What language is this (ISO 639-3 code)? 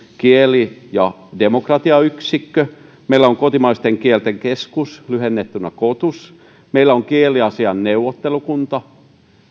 fin